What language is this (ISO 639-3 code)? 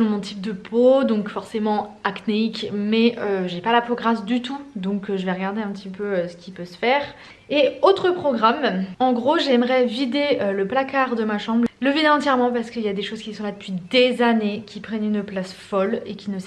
fra